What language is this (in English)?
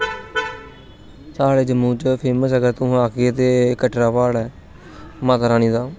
Dogri